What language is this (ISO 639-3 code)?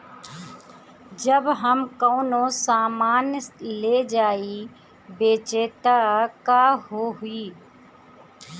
bho